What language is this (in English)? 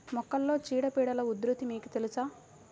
Telugu